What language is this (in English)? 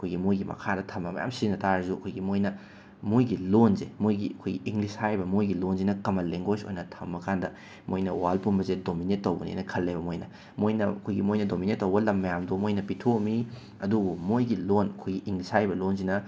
Manipuri